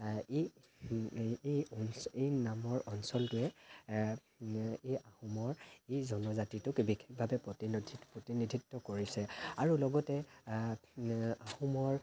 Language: Assamese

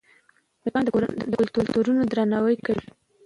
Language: Pashto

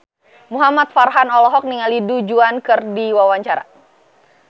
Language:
Sundanese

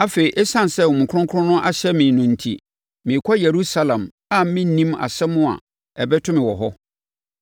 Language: Akan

